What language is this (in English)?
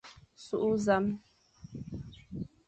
Fang